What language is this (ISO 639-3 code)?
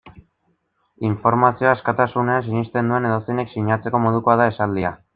eus